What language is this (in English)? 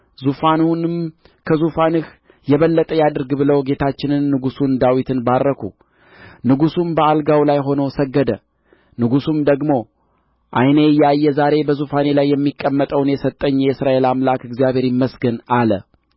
Amharic